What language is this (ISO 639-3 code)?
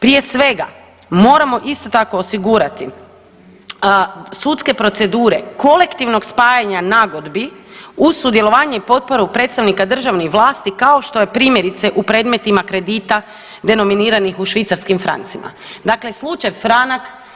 hrv